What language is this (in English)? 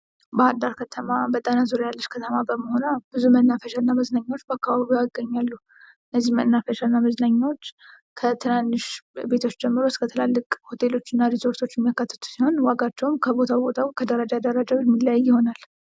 Amharic